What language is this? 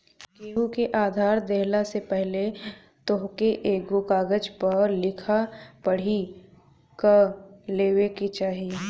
Bhojpuri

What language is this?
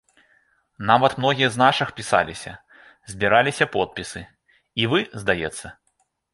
Belarusian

